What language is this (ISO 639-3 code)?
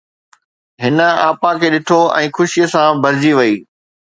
snd